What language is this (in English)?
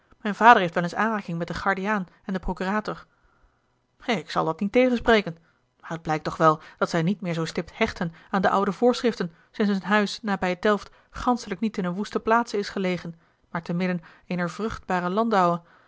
Dutch